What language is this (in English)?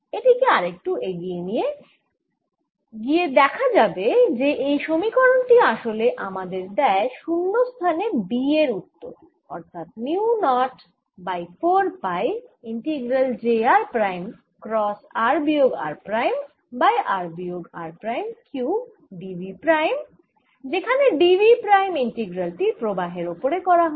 Bangla